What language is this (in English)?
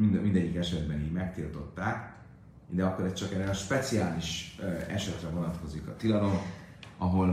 Hungarian